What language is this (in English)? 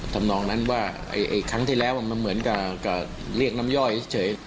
Thai